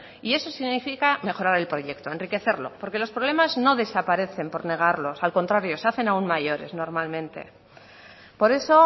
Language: Spanish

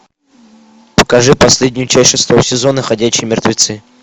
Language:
Russian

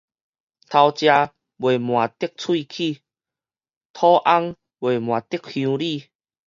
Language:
Min Nan Chinese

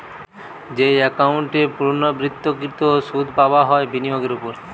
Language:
Bangla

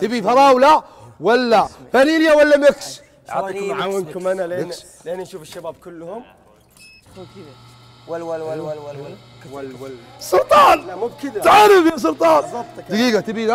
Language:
Arabic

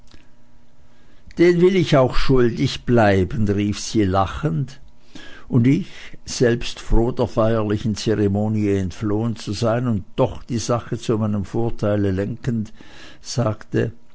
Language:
German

